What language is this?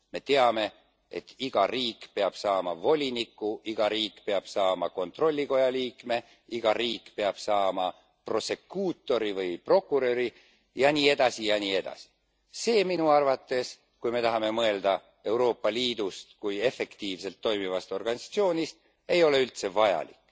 Estonian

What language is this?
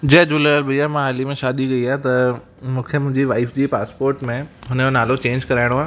Sindhi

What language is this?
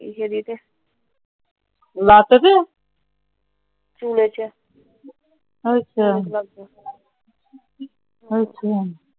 Punjabi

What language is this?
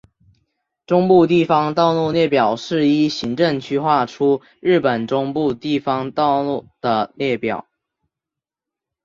Chinese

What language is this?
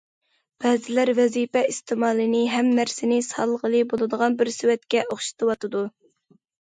Uyghur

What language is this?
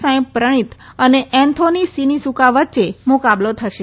Gujarati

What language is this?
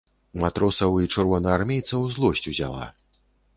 Belarusian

